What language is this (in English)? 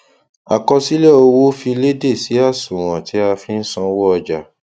Yoruba